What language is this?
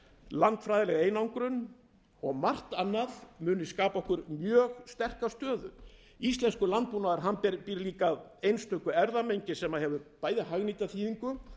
Icelandic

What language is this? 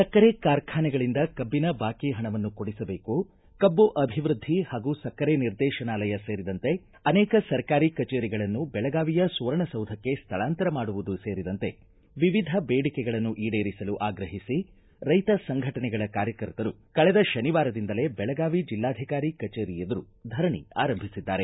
Kannada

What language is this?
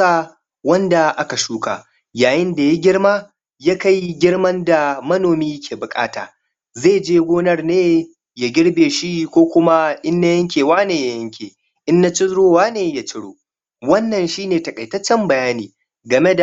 Hausa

